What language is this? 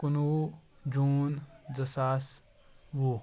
Kashmiri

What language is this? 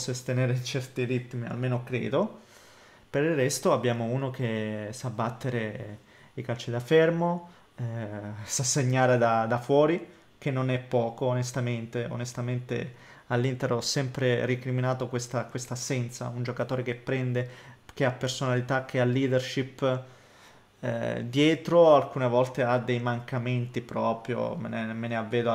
Italian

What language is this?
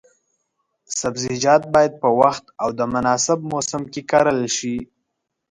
Pashto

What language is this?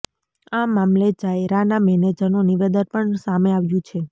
Gujarati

